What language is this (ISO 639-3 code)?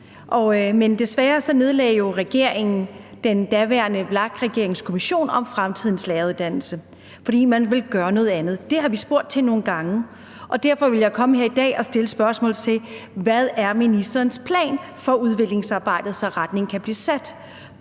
dan